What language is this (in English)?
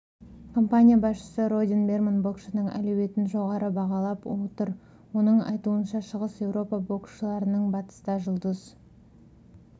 Kazakh